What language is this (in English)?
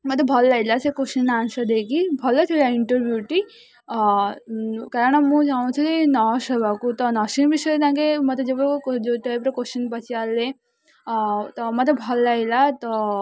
Odia